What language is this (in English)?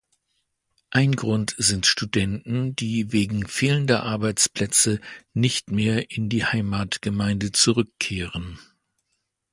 German